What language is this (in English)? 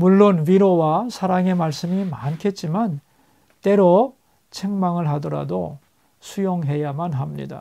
Korean